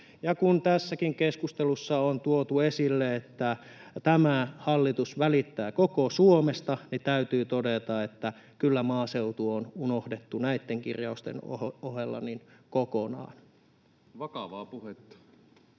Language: Finnish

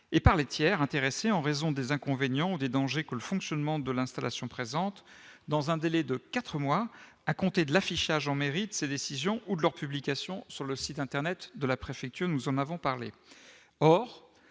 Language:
French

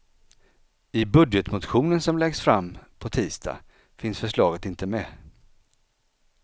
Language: Swedish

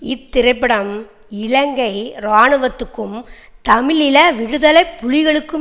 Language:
Tamil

